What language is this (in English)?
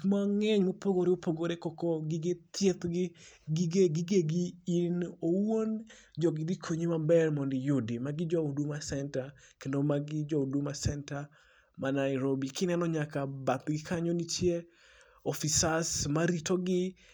Luo (Kenya and Tanzania)